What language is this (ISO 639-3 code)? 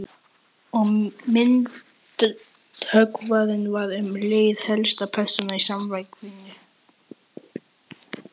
isl